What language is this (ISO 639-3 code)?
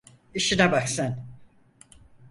tur